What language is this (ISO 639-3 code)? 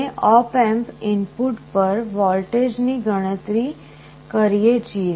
guj